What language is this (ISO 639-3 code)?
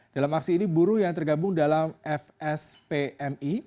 ind